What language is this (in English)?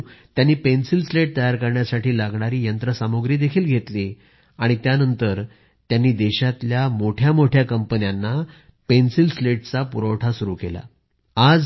Marathi